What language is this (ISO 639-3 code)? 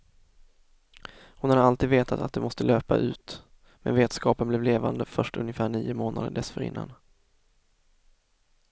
swe